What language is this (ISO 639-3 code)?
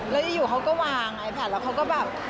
tha